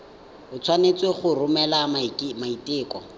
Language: Tswana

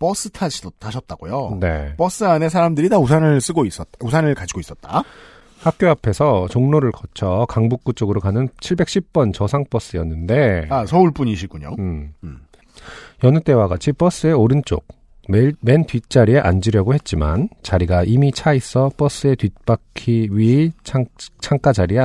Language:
Korean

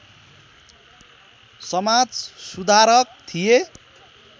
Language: Nepali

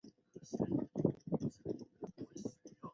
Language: Chinese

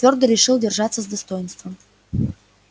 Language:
Russian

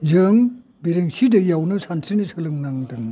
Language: Bodo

